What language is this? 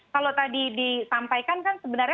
Indonesian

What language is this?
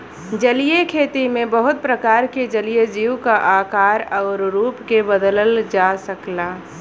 Bhojpuri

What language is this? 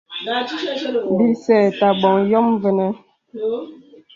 Bebele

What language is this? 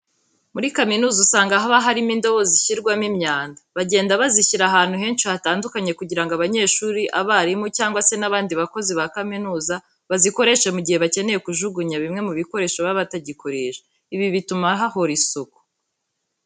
Kinyarwanda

